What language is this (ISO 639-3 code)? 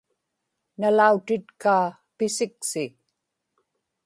ipk